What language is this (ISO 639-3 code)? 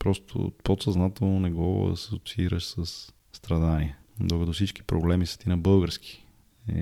bul